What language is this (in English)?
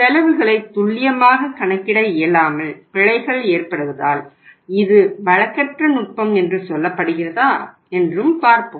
Tamil